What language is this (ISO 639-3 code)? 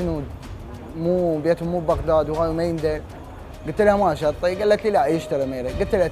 ara